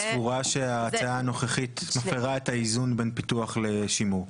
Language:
Hebrew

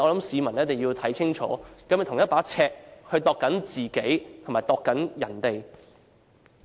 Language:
Cantonese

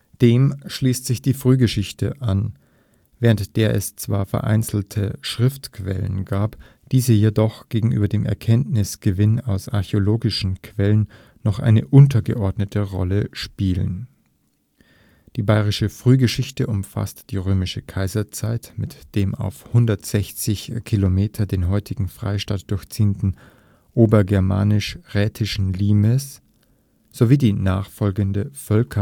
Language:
German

